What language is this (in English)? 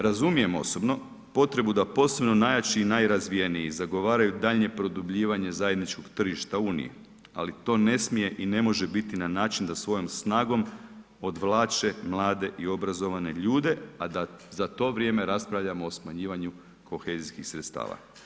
Croatian